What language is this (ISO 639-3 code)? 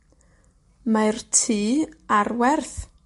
cym